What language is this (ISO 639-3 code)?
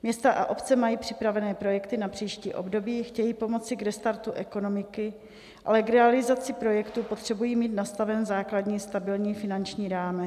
ces